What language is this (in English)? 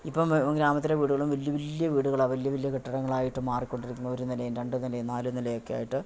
Malayalam